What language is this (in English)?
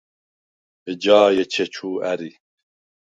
Svan